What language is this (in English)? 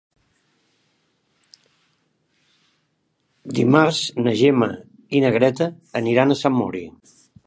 Catalan